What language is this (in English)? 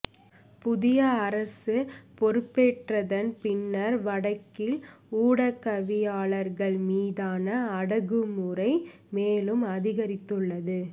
Tamil